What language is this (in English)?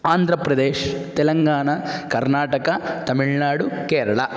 Sanskrit